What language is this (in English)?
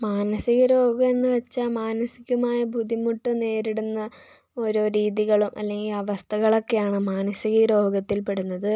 Malayalam